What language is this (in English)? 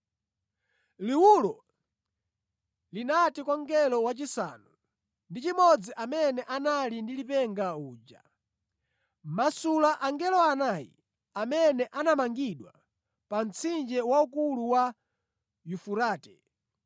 Nyanja